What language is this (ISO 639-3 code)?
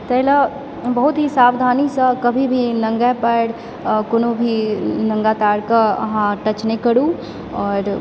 mai